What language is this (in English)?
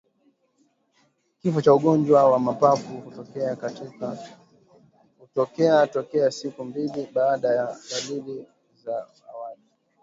Swahili